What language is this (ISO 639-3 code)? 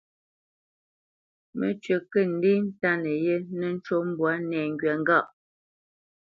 bce